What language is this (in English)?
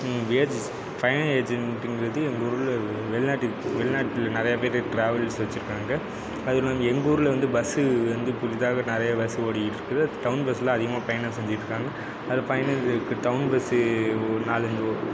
Tamil